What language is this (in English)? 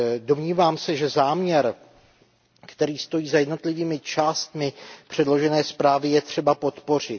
Czech